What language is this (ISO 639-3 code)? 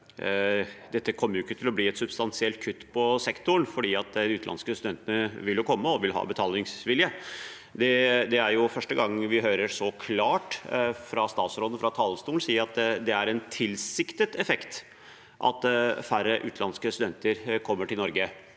nor